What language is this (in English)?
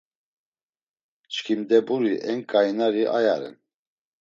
Laz